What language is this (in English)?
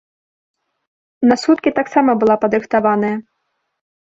Belarusian